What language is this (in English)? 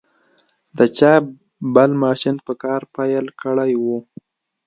Pashto